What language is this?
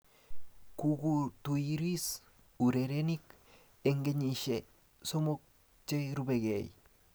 Kalenjin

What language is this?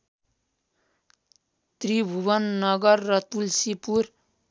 Nepali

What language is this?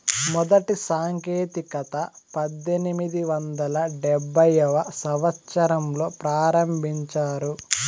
Telugu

